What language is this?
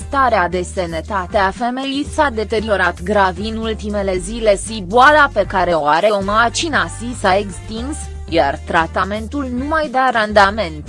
Romanian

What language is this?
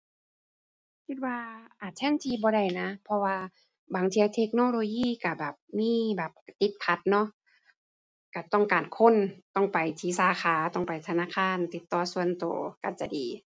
Thai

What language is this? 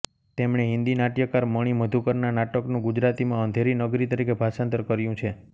Gujarati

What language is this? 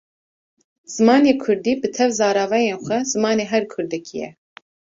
Kurdish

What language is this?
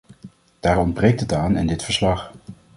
Dutch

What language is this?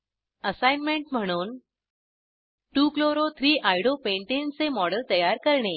Marathi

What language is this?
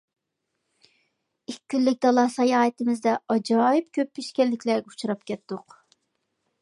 Uyghur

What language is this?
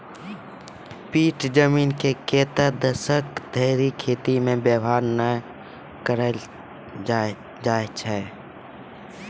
Maithili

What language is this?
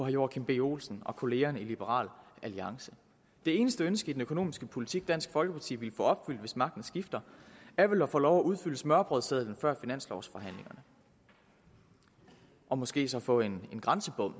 Danish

